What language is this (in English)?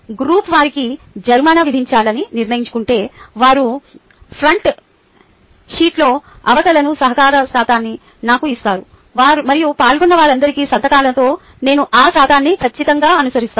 Telugu